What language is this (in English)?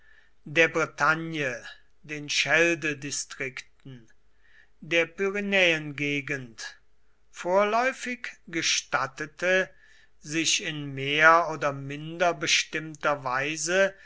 German